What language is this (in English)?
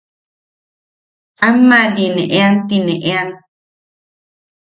Yaqui